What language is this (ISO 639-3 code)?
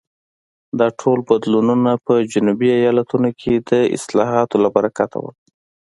pus